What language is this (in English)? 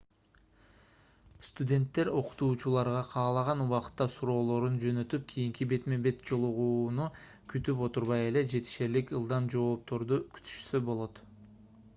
Kyrgyz